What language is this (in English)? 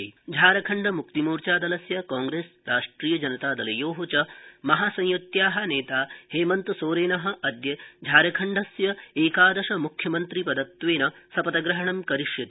Sanskrit